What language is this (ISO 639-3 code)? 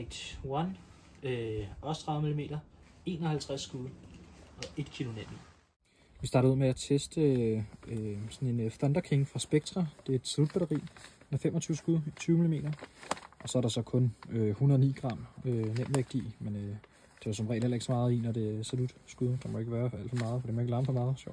dan